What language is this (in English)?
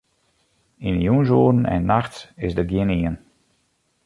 Western Frisian